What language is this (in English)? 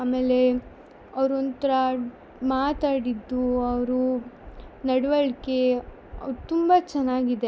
Kannada